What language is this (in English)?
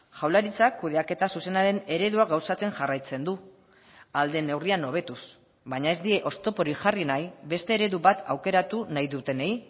Basque